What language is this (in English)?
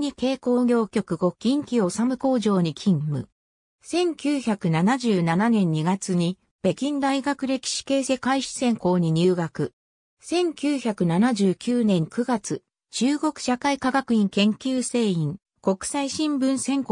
Japanese